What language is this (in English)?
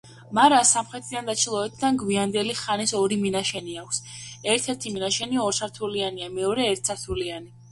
Georgian